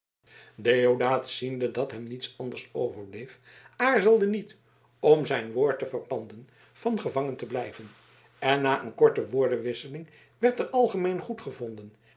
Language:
Dutch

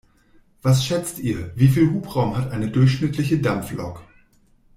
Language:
German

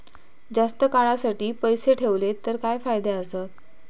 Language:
Marathi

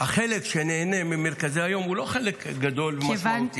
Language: Hebrew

